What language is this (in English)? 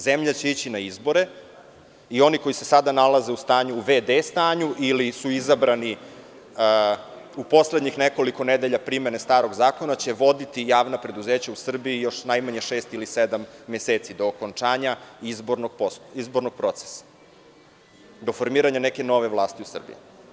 Serbian